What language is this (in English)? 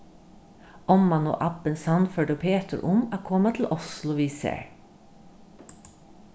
Faroese